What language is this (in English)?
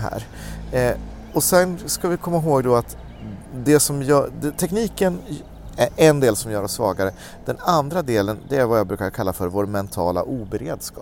Swedish